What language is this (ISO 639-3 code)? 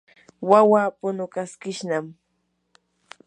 qur